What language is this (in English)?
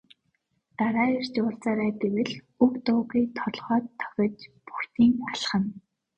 Mongolian